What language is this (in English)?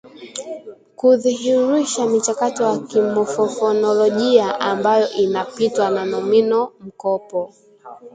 Swahili